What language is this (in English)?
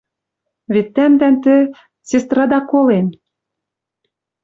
Western Mari